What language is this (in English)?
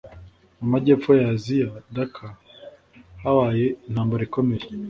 Kinyarwanda